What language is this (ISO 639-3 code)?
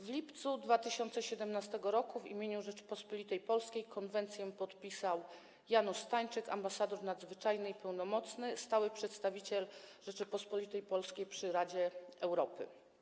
pol